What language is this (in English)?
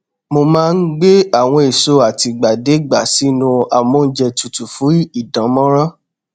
Yoruba